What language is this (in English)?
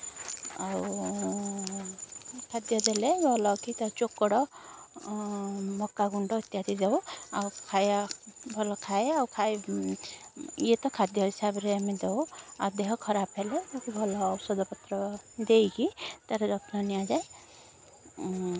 Odia